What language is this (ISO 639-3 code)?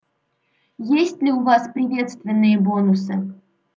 rus